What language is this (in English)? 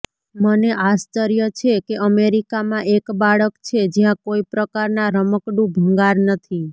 Gujarati